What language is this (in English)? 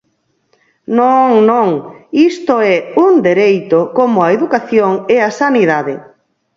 Galician